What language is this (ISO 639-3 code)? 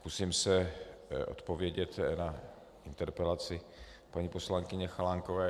ces